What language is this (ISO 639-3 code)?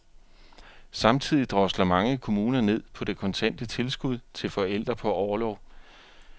dan